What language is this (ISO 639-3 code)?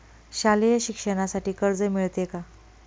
mar